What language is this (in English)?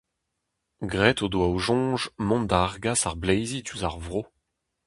Breton